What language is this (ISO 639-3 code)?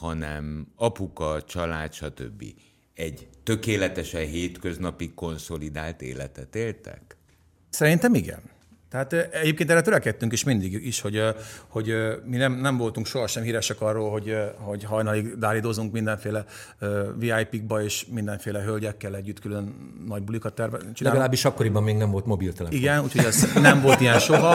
hun